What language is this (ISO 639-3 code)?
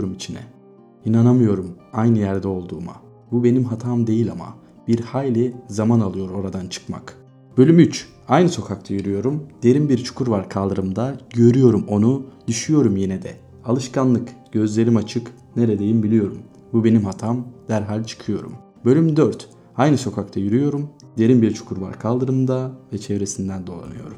tur